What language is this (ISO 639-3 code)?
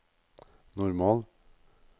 nor